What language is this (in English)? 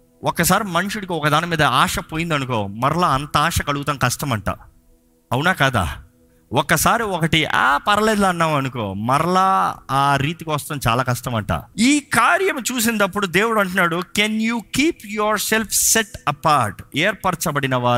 Telugu